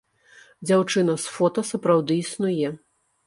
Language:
Belarusian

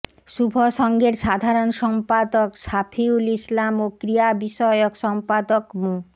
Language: Bangla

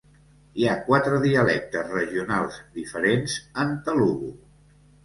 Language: Catalan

